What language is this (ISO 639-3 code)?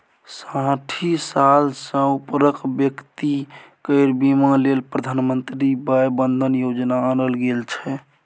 mai